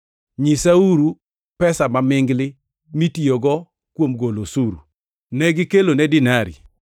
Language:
Luo (Kenya and Tanzania)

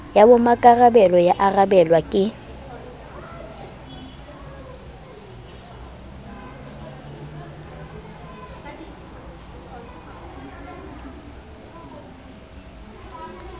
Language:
Southern Sotho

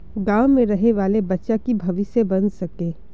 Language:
Magahi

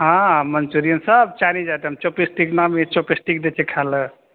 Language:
Maithili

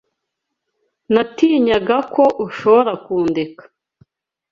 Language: Kinyarwanda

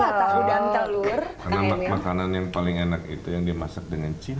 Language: Indonesian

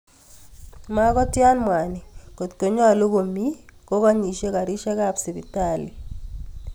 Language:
Kalenjin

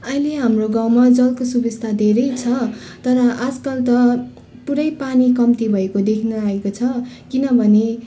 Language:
Nepali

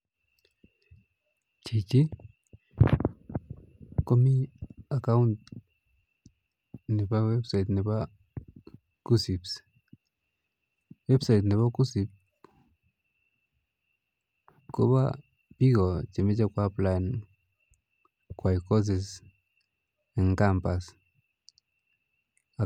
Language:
Kalenjin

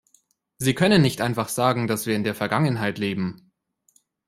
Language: German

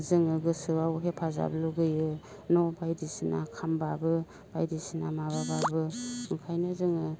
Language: Bodo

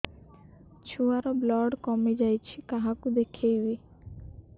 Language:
Odia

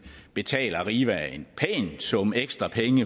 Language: Danish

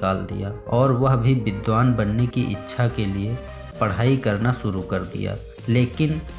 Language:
Hindi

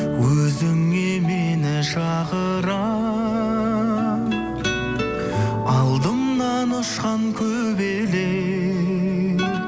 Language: Kazakh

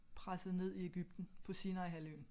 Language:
Danish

